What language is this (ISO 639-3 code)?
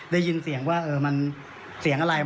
tha